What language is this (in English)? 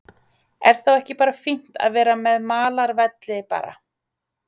Icelandic